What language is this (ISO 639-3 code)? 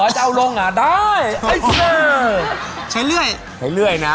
tha